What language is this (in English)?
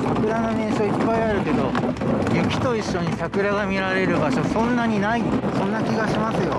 Japanese